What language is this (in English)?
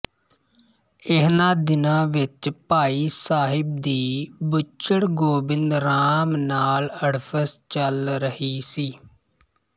Punjabi